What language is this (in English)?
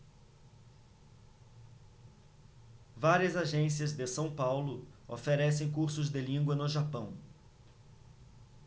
Portuguese